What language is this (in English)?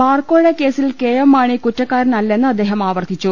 Malayalam